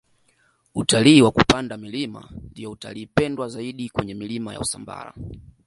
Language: Swahili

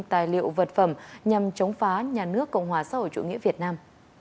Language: Vietnamese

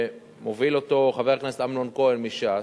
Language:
Hebrew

